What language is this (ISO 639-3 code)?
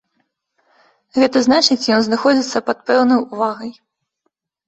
bel